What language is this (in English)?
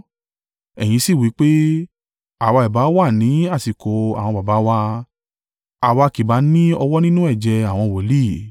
Yoruba